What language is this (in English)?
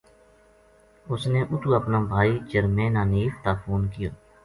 Gujari